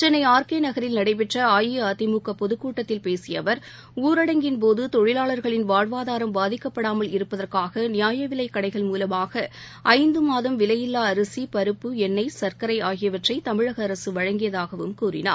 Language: Tamil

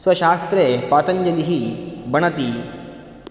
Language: Sanskrit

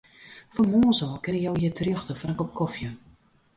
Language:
Western Frisian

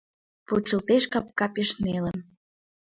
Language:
Mari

